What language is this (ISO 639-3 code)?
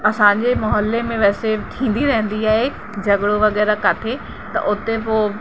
snd